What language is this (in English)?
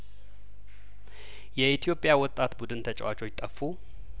Amharic